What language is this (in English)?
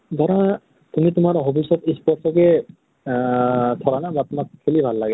Assamese